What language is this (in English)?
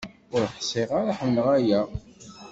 Kabyle